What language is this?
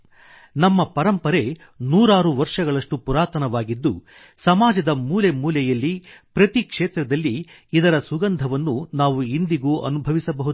Kannada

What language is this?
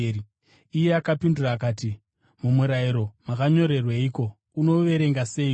Shona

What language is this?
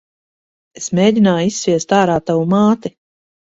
Latvian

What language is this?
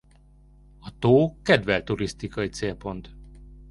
Hungarian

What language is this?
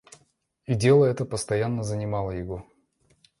Russian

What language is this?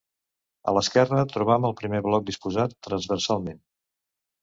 Catalan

